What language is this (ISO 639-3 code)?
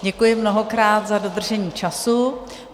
ces